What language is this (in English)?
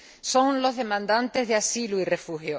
Spanish